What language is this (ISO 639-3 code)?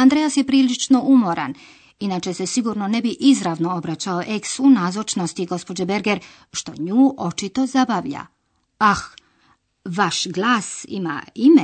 hrv